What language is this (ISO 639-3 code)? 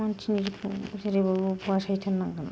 brx